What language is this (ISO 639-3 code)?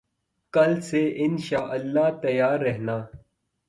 urd